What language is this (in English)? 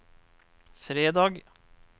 Norwegian